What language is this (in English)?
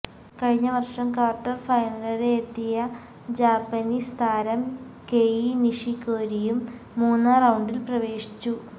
Malayalam